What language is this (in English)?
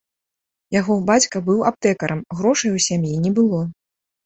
Belarusian